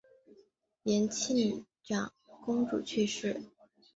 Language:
Chinese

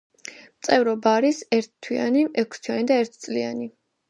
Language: Georgian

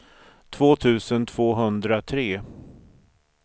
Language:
Swedish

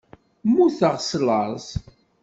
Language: Kabyle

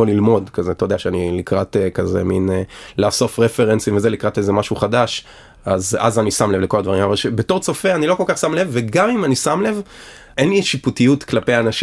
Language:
Hebrew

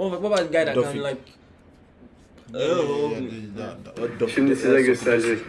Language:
Turkish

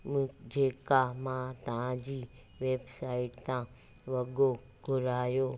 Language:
Sindhi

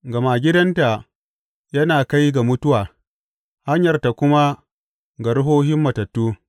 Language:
Hausa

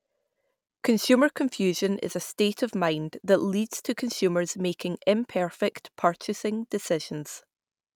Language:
English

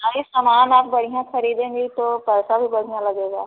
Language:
Hindi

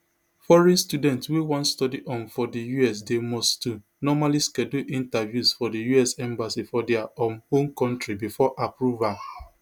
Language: Nigerian Pidgin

